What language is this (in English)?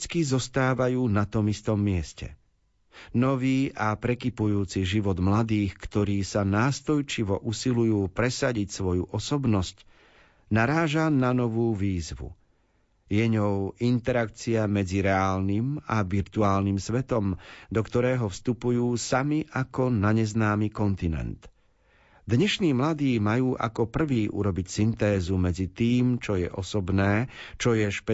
Slovak